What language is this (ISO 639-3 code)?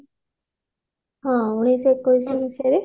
ori